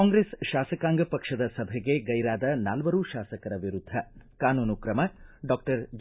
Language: Kannada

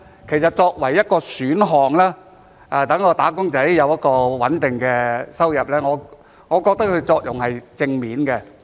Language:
Cantonese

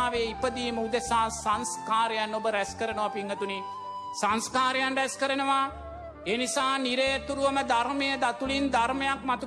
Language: Sinhala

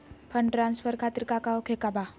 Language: Magahi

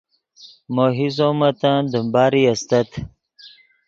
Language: Yidgha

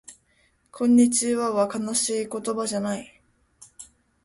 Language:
Japanese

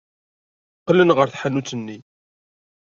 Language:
Kabyle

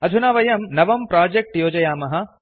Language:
Sanskrit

